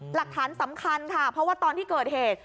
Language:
Thai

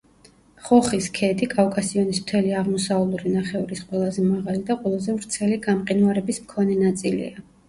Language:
Georgian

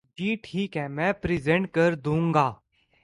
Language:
Urdu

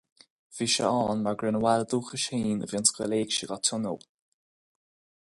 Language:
Irish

